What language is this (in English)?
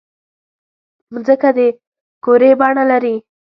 Pashto